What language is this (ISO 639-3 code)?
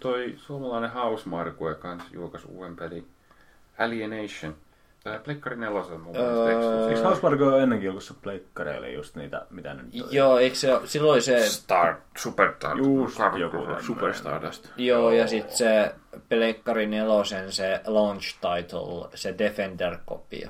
fin